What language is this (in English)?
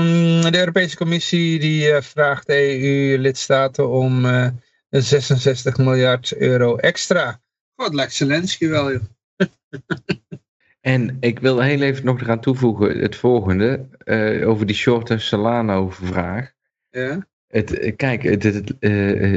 Dutch